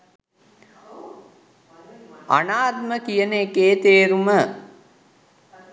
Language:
Sinhala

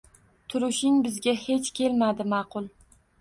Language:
Uzbek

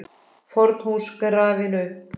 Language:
Icelandic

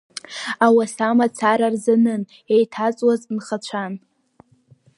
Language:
Abkhazian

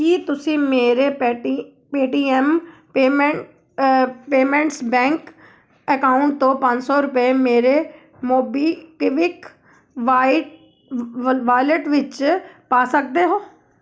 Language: Punjabi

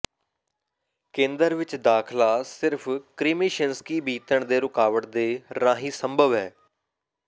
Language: Punjabi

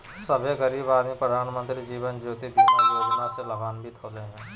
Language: Magahi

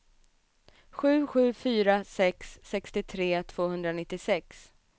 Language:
Swedish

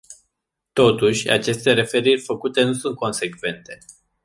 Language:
Romanian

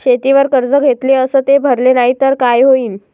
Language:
Marathi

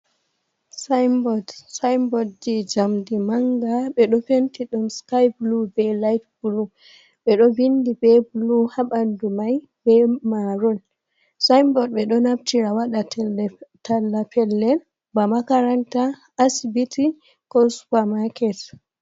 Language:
Fula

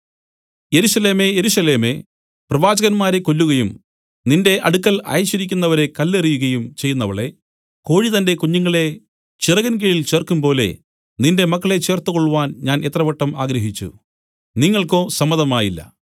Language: Malayalam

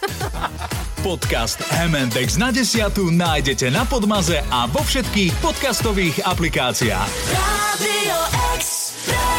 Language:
Slovak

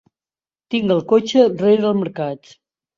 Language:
Catalan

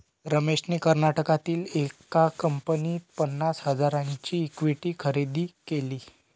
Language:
Marathi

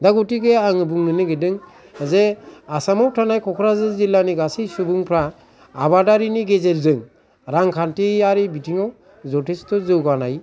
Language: Bodo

